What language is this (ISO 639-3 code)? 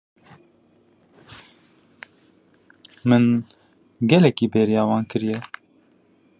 kur